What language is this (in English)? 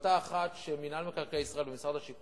Hebrew